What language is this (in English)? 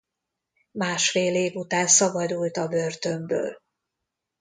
Hungarian